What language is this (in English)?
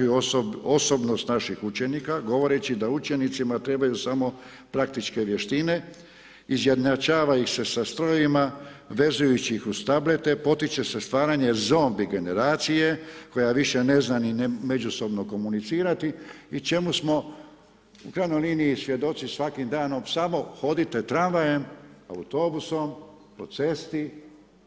Croatian